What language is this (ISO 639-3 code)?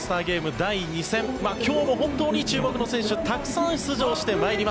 jpn